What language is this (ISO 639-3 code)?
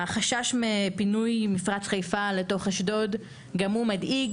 heb